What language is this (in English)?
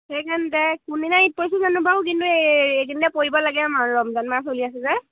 Assamese